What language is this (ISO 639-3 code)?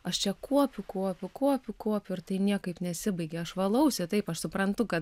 lit